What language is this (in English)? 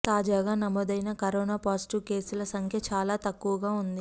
Telugu